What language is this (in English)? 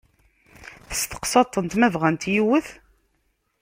Kabyle